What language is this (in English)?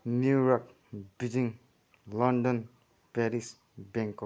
Nepali